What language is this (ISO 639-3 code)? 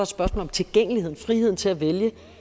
dan